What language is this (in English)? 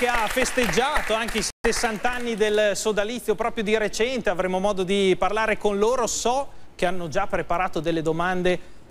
Italian